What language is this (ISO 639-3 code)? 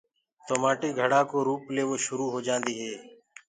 ggg